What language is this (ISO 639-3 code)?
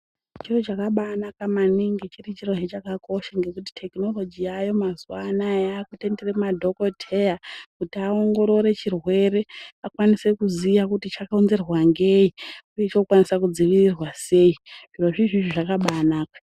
ndc